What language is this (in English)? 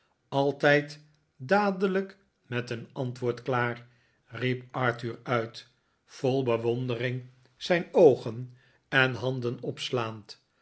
Dutch